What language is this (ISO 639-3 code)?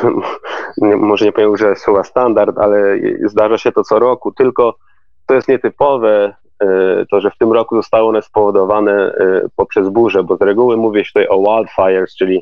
pol